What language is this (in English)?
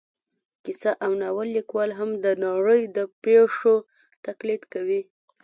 Pashto